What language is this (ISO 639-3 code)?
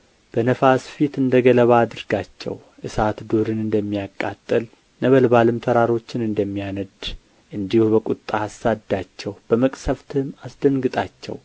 amh